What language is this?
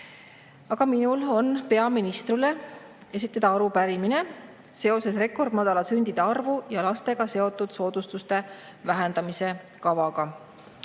Estonian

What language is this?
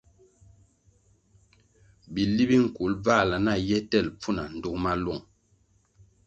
Kwasio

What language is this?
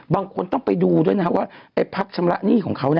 Thai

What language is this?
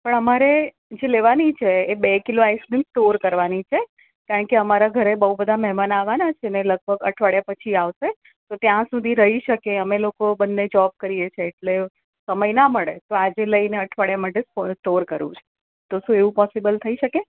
Gujarati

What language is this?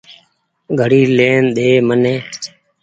Goaria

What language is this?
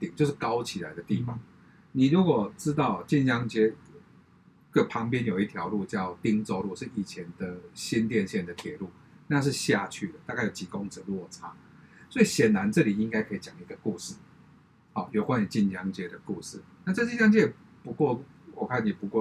Chinese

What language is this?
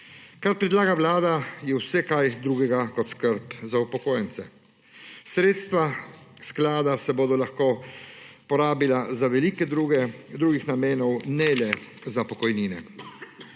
Slovenian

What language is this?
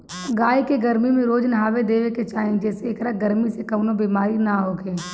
Bhojpuri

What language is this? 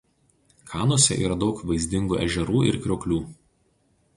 Lithuanian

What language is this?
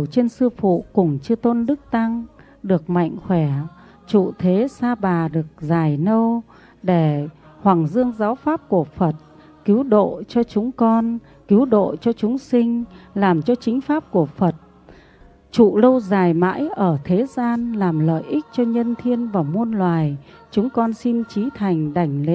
Vietnamese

